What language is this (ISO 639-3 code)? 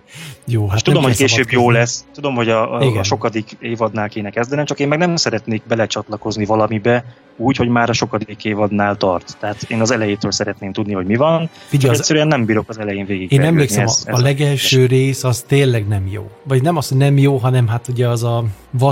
hun